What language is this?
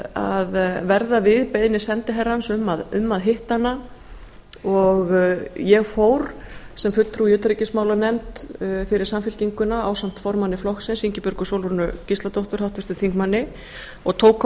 Icelandic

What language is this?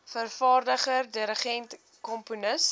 Afrikaans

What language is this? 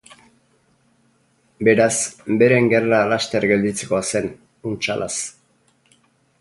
Basque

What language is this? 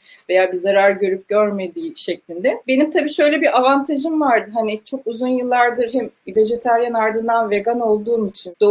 Turkish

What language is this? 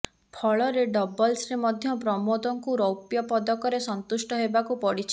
Odia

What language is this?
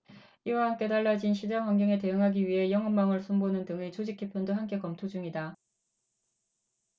Korean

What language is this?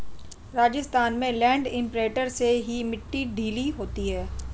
Hindi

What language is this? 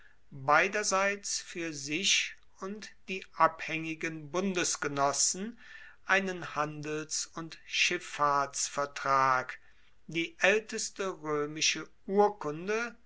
German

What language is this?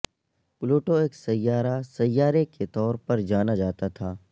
Urdu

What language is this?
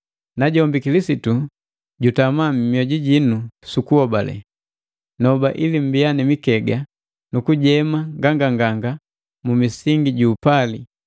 Matengo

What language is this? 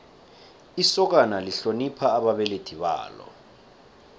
South Ndebele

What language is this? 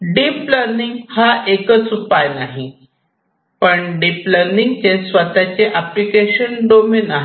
Marathi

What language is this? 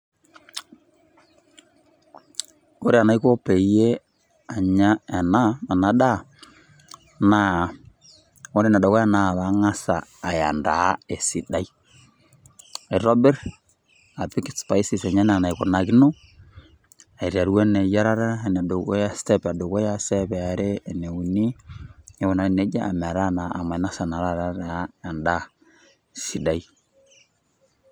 Masai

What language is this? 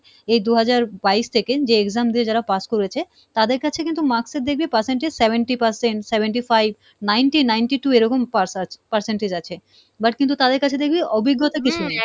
Bangla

